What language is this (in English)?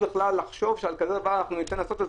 Hebrew